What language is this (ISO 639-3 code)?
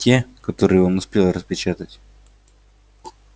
rus